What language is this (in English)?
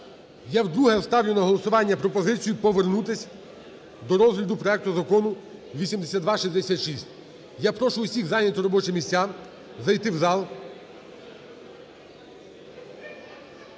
Ukrainian